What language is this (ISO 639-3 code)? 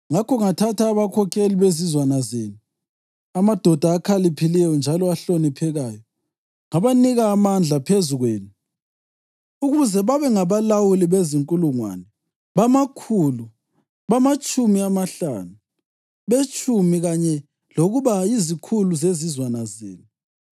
nde